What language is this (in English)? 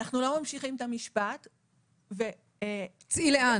Hebrew